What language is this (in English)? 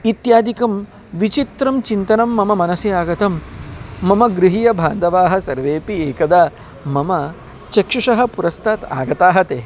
Sanskrit